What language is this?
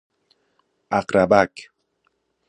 Persian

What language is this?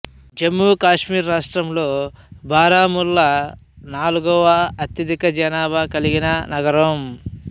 Telugu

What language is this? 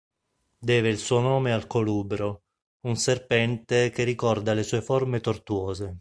Italian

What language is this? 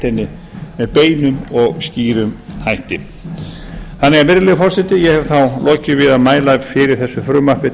Icelandic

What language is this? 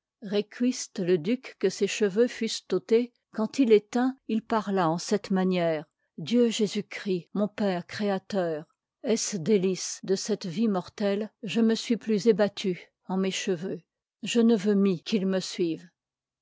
French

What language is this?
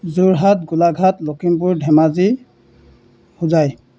Assamese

